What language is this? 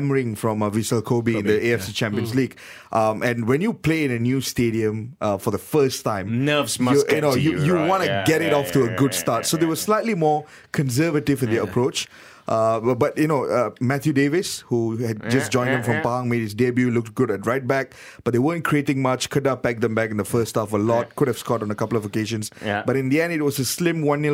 English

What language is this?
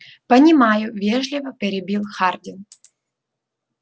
Russian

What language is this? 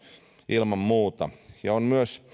Finnish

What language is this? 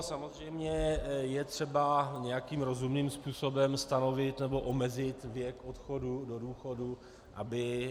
Czech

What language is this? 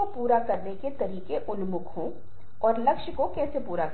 Hindi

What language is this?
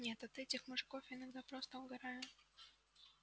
Russian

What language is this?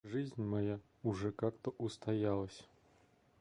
Russian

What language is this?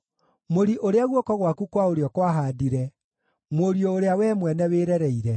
Kikuyu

